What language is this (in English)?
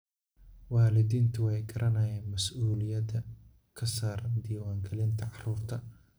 Somali